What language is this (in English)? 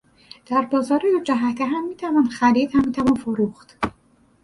Persian